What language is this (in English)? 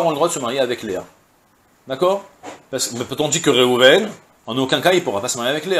French